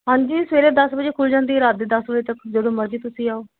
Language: Punjabi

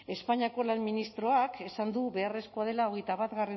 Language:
Basque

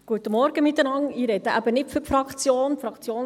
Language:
Swiss German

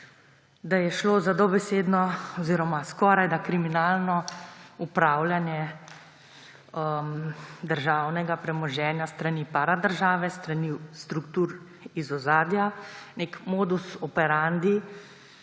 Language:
Slovenian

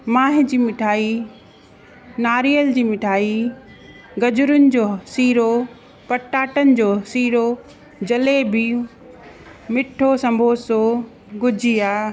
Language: Sindhi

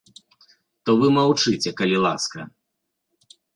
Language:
Belarusian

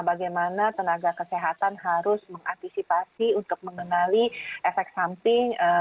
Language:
Indonesian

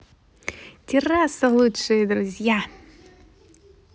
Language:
Russian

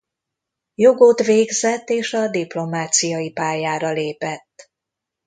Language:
Hungarian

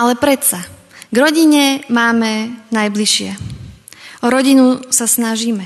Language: Slovak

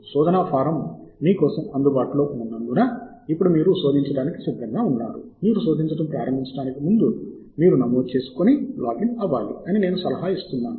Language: Telugu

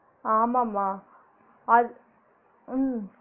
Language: Tamil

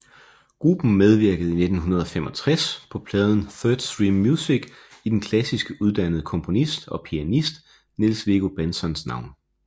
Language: Danish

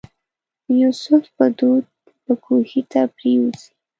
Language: Pashto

